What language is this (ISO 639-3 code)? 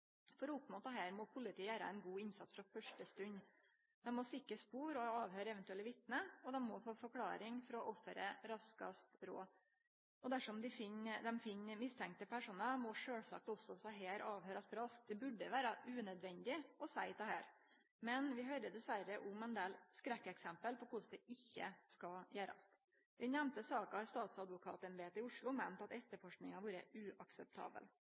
nno